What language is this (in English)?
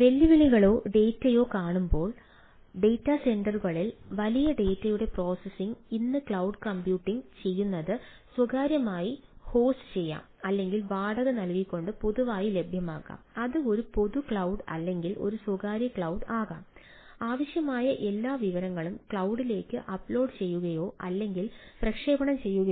Malayalam